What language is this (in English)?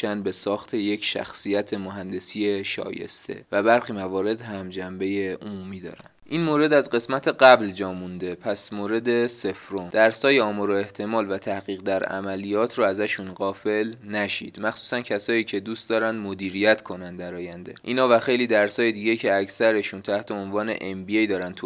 Persian